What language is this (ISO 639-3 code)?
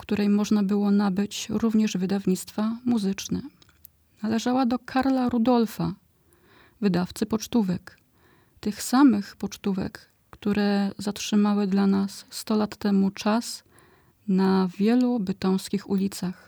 pol